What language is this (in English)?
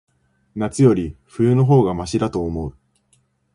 Japanese